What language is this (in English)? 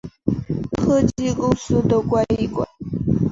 Chinese